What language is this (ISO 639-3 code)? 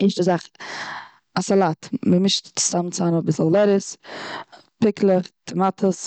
yid